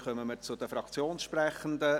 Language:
Swiss German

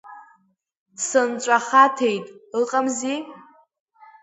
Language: Abkhazian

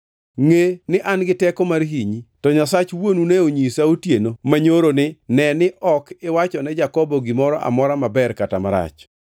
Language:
Luo (Kenya and Tanzania)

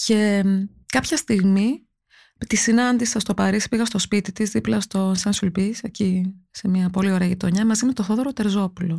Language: Greek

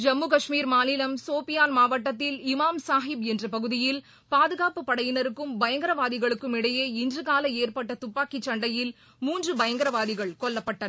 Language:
Tamil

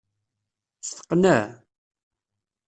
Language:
Kabyle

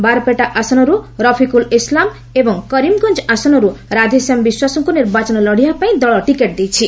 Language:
Odia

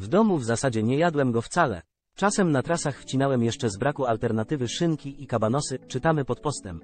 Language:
Polish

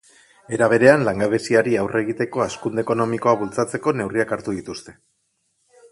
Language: Basque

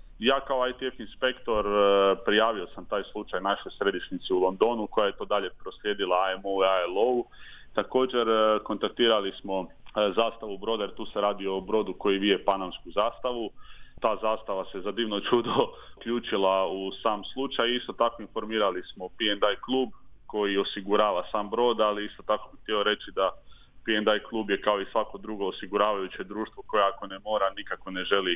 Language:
Croatian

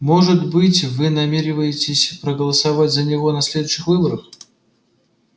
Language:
Russian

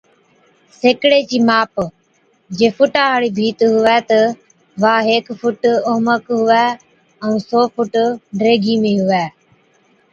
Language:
Od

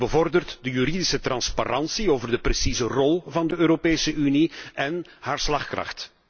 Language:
Dutch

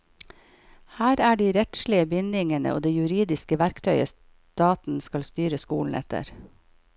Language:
Norwegian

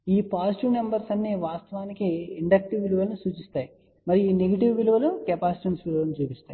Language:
Telugu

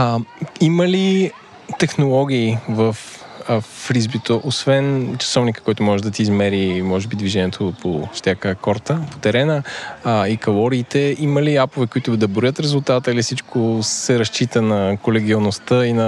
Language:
Bulgarian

